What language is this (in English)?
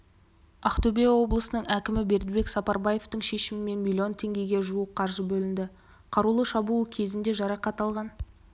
Kazakh